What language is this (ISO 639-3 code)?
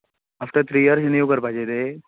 kok